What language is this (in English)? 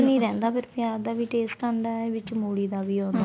Punjabi